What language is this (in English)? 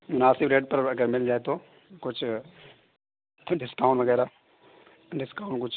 Urdu